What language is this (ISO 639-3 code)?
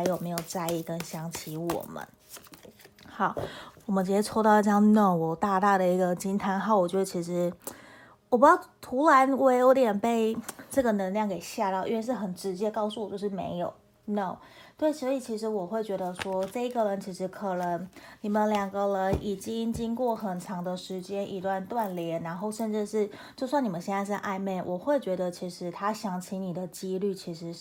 zho